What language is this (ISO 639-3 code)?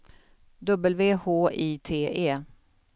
swe